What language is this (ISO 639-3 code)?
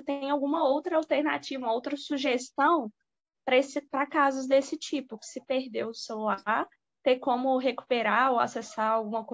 por